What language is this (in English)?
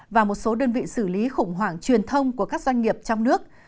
Vietnamese